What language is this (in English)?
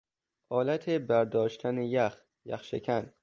Persian